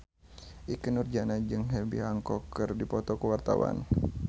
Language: Sundanese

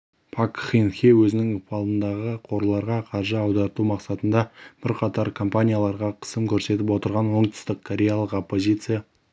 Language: Kazakh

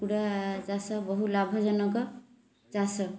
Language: Odia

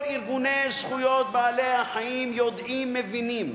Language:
Hebrew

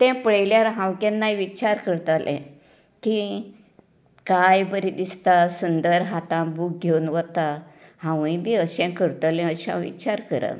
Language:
Konkani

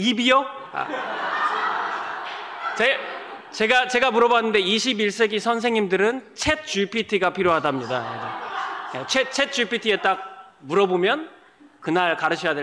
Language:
Korean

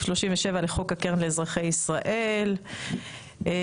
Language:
Hebrew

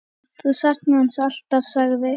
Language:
Icelandic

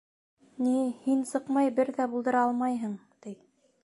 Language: Bashkir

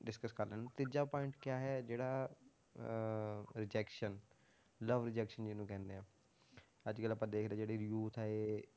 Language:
Punjabi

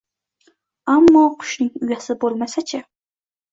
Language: Uzbek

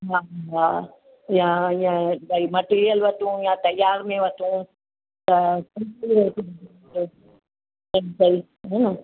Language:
Sindhi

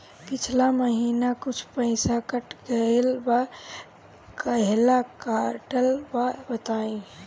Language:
Bhojpuri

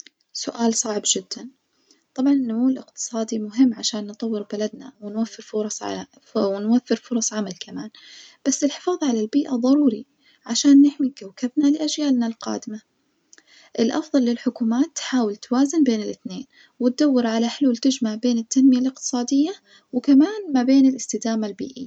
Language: Najdi Arabic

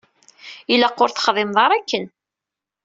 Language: Kabyle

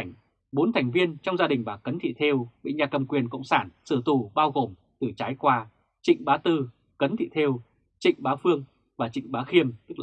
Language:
Vietnamese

